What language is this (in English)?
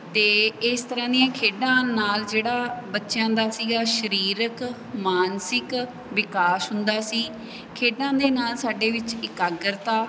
Punjabi